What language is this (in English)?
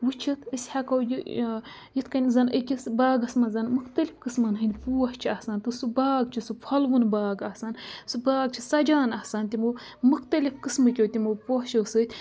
Kashmiri